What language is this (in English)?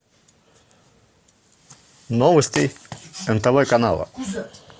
Russian